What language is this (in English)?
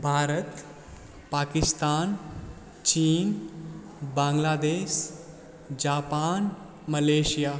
Maithili